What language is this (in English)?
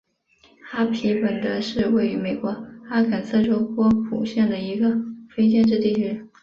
Chinese